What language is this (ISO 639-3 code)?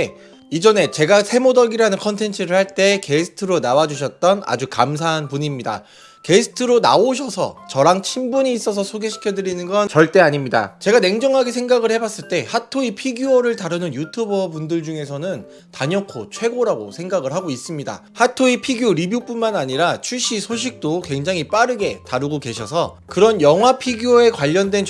kor